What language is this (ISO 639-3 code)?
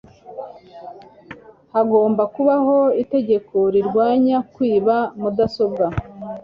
kin